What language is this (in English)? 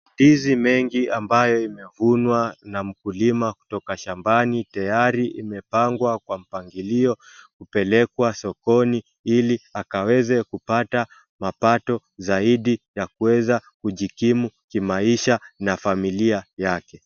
Swahili